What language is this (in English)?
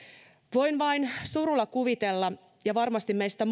Finnish